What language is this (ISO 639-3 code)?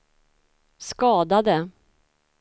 swe